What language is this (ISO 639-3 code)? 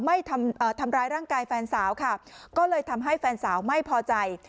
tha